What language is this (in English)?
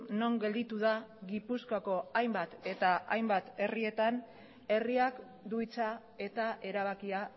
Basque